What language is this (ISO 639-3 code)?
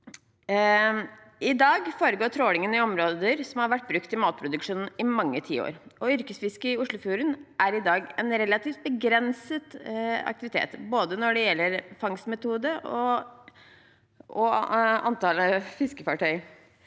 nor